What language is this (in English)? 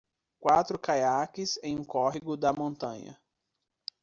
Portuguese